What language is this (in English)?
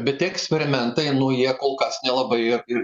Lithuanian